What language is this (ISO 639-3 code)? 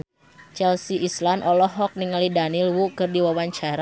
sun